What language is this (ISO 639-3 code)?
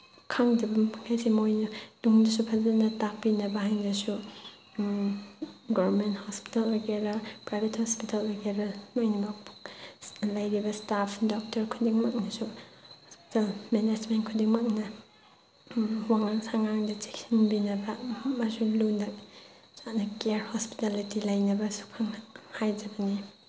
mni